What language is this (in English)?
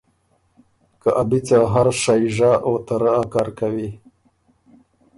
Ormuri